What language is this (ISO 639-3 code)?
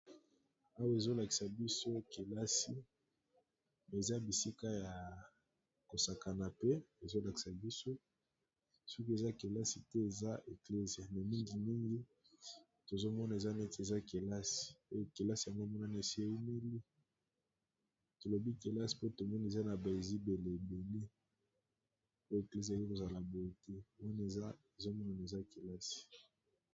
lin